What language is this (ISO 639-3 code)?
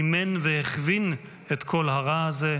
heb